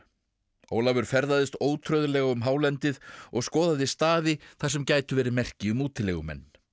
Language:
Icelandic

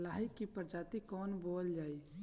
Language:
Bhojpuri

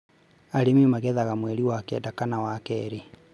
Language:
Kikuyu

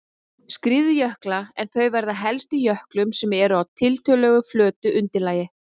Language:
Icelandic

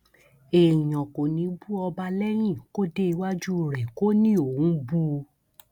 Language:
Yoruba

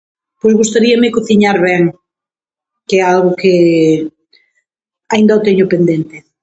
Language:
Galician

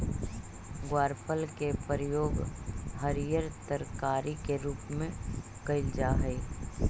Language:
Magahi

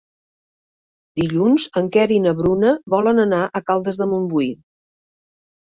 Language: Catalan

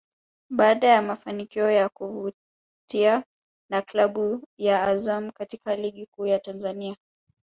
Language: Swahili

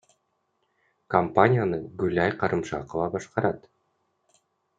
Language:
Kyrgyz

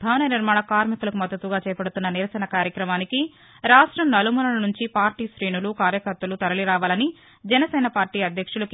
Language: Telugu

